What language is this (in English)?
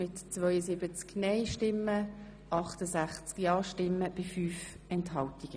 Swiss German